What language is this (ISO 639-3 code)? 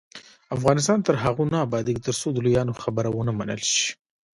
pus